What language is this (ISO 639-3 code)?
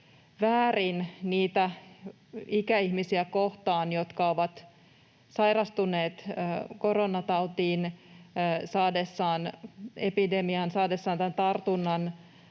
fin